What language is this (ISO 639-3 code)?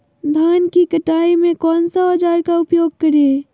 mag